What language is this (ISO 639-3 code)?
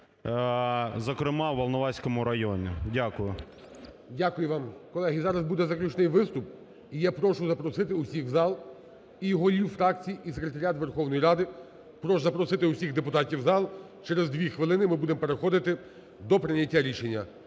ukr